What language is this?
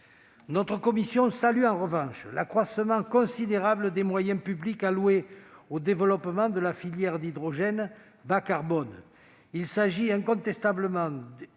French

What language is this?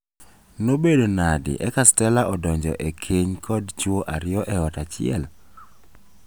Luo (Kenya and Tanzania)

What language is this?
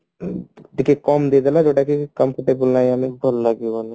Odia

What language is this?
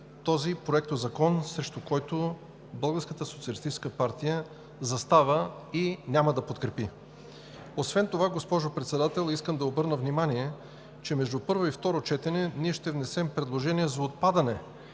Bulgarian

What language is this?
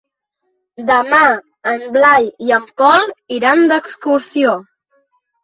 Catalan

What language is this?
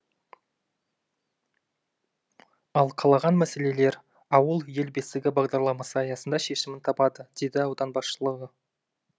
Kazakh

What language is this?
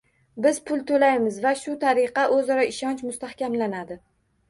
Uzbek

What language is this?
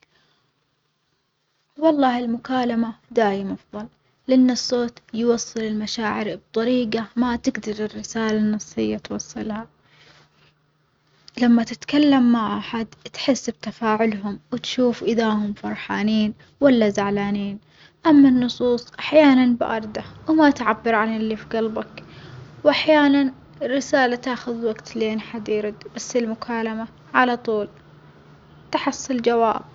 Omani Arabic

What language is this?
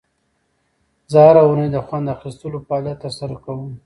Pashto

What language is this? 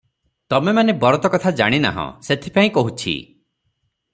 Odia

